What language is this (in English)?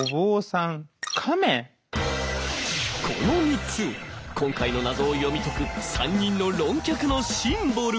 Japanese